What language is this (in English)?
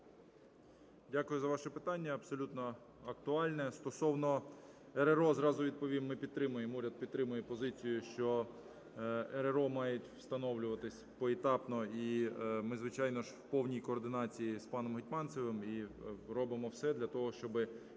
Ukrainian